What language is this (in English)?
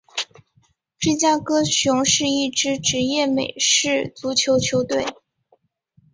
Chinese